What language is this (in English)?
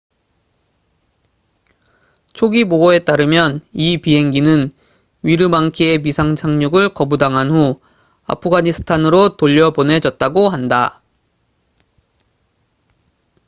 Korean